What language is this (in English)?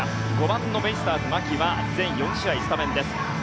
Japanese